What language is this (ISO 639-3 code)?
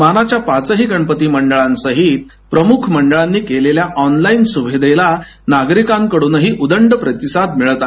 mar